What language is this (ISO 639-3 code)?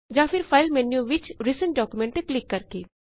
pan